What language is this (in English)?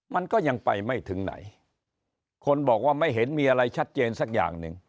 Thai